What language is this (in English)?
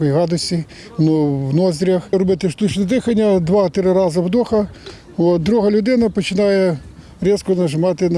Ukrainian